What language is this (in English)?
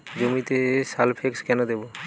Bangla